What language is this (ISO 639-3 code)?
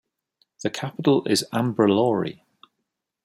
eng